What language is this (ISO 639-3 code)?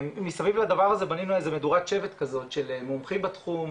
heb